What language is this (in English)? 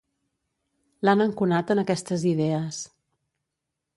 Catalan